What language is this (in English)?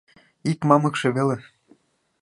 Mari